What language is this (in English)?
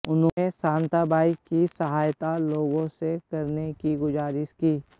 Hindi